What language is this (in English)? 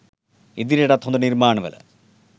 Sinhala